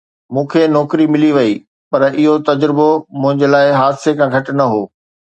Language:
Sindhi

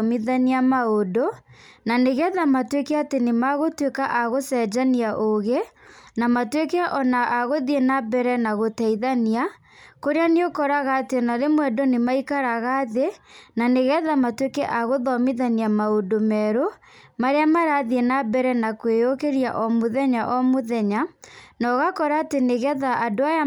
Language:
Kikuyu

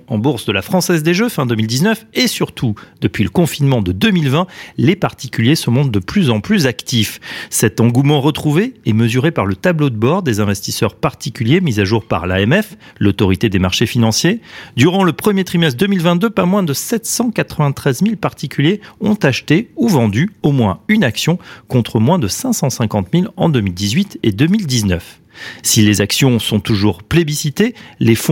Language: French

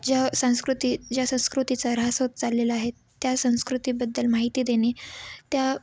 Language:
Marathi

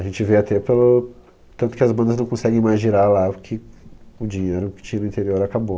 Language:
Portuguese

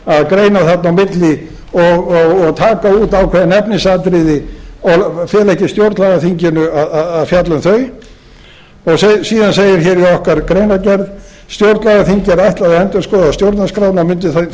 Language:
Icelandic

